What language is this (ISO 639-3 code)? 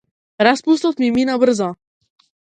mkd